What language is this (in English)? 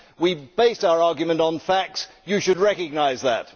English